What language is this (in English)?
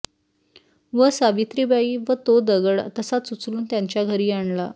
Marathi